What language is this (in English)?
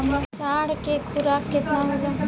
Bhojpuri